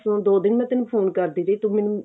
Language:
Punjabi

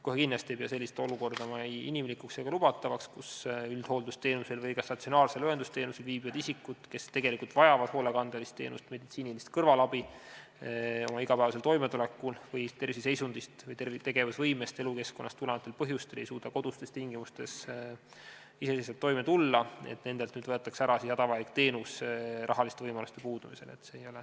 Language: Estonian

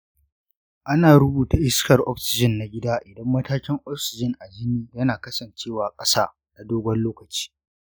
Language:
Hausa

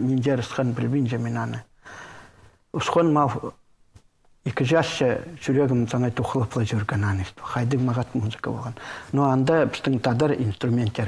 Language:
Russian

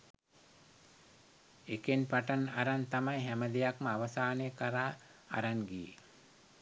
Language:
Sinhala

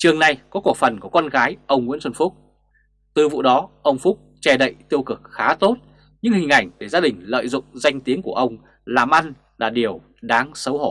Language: Vietnamese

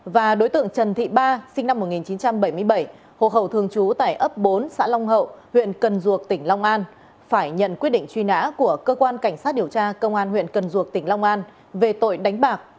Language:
Vietnamese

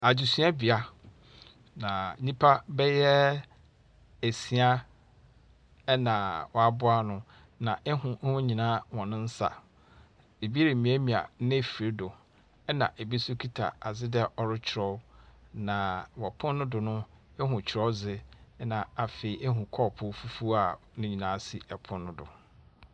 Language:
Akan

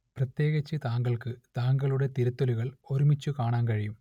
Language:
Malayalam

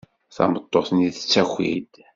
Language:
Kabyle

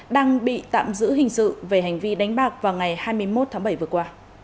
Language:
Vietnamese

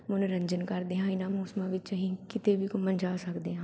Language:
Punjabi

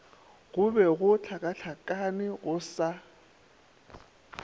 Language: Northern Sotho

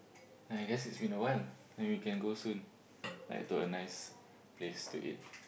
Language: English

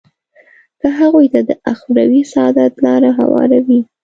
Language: Pashto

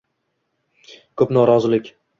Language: Uzbek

